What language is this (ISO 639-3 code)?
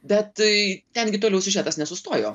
lit